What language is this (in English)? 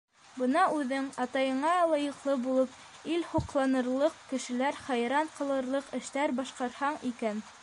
Bashkir